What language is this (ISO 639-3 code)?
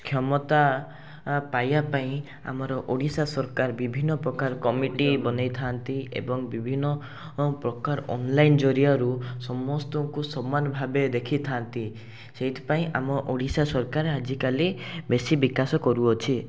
ori